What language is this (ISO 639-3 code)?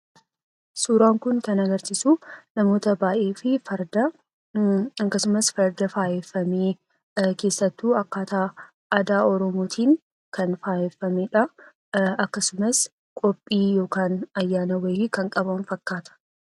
orm